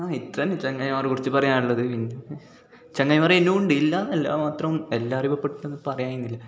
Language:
Malayalam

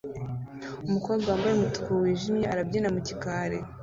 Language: Kinyarwanda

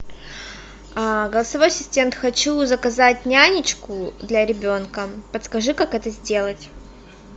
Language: Russian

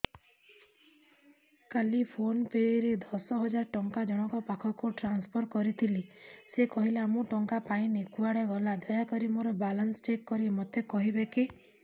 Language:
Odia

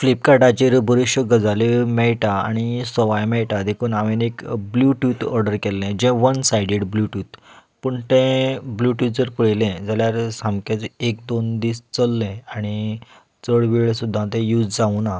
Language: Konkani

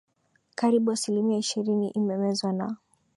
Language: Swahili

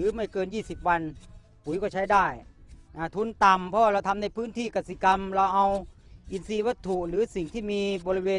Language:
Thai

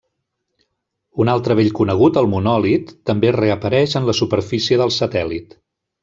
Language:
Catalan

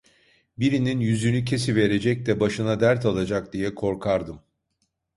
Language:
Turkish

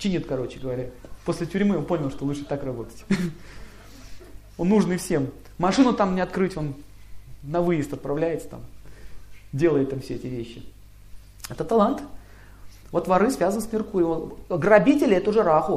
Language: Russian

